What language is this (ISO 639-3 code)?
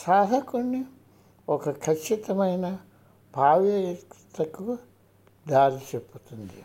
tel